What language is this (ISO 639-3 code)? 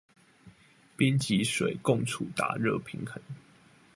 zho